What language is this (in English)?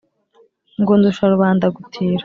Kinyarwanda